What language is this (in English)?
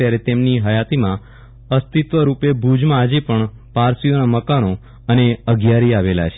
Gujarati